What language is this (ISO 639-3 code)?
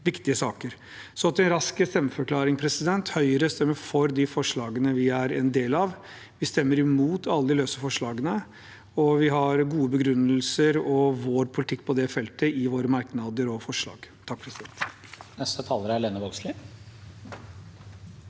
nor